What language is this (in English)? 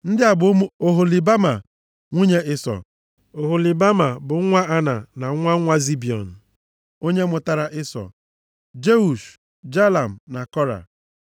Igbo